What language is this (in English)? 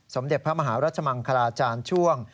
Thai